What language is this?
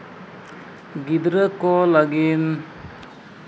Santali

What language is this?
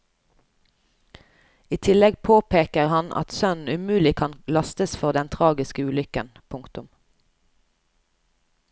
Norwegian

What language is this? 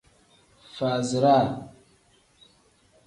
Tem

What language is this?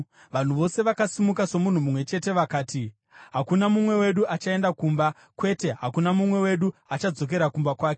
Shona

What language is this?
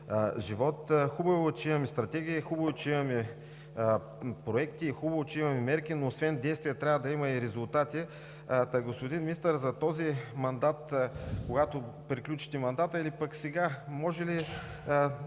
Bulgarian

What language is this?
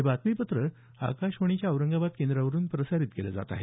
Marathi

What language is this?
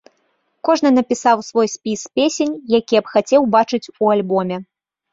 Belarusian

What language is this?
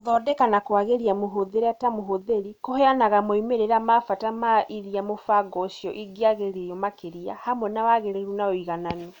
Kikuyu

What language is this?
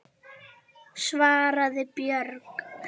Icelandic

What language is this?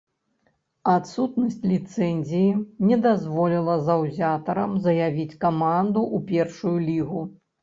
Belarusian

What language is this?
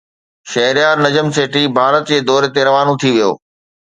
Sindhi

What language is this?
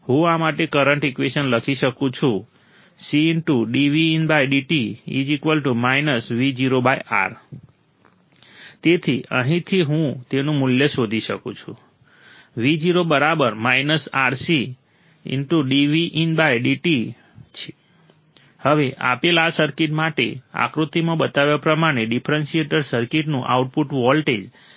Gujarati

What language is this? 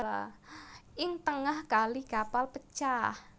Javanese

